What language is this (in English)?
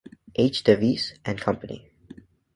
English